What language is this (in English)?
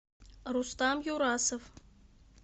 Russian